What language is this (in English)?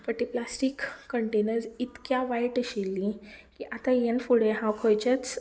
Konkani